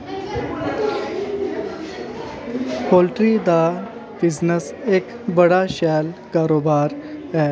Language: Dogri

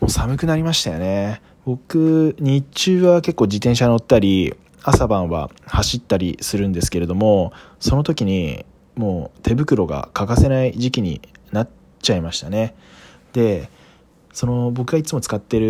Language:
Japanese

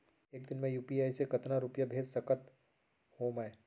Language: Chhattisgarhi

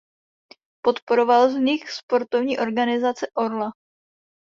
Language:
Czech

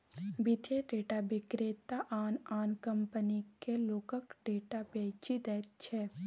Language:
Maithili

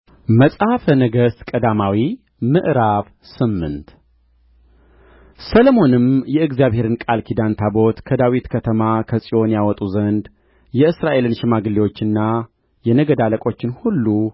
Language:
Amharic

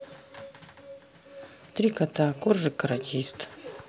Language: Russian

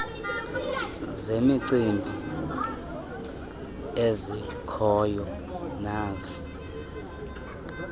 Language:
Xhosa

